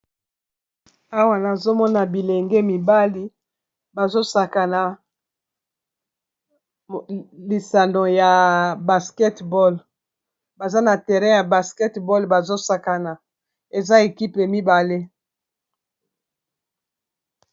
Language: Lingala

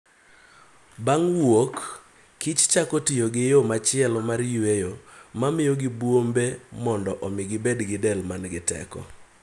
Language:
Luo (Kenya and Tanzania)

